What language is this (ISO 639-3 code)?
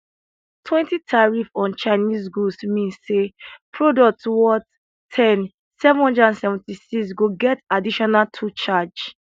pcm